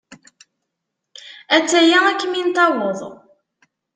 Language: Kabyle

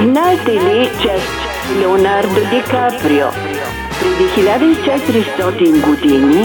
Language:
Bulgarian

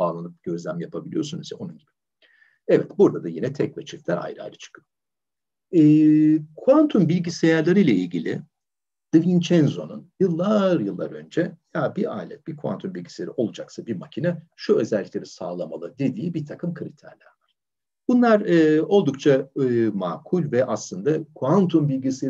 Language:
Turkish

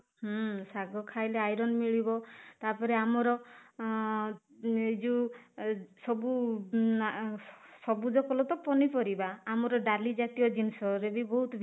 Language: Odia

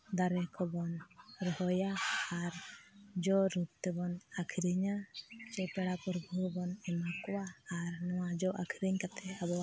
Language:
Santali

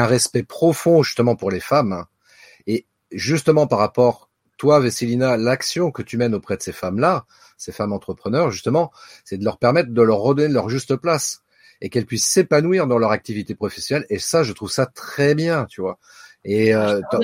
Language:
French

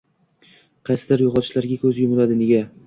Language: Uzbek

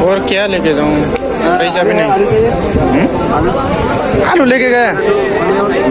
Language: Indonesian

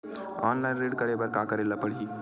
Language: Chhattisgarhi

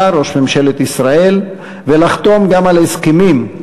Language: Hebrew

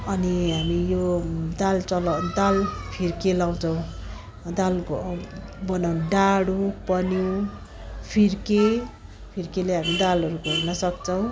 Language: Nepali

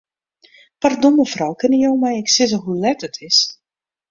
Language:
Western Frisian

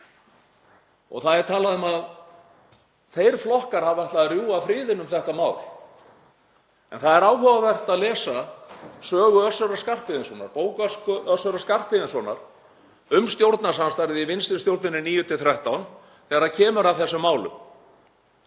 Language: Icelandic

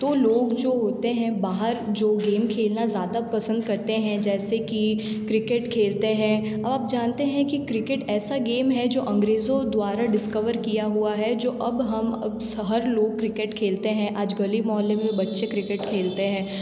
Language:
Hindi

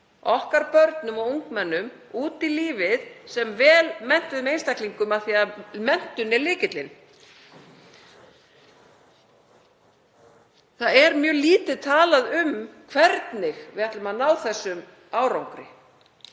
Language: Icelandic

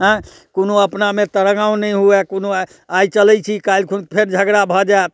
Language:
Maithili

